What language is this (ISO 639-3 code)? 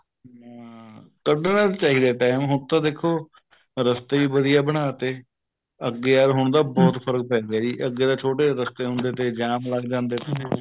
pan